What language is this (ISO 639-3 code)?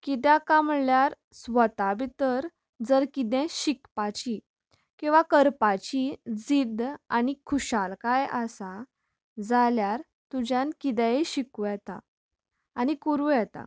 kok